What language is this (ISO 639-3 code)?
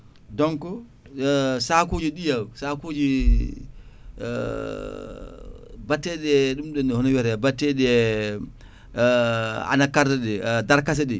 ful